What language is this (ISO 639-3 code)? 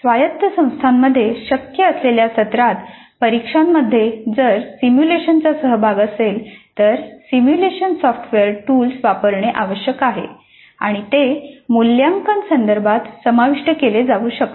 mar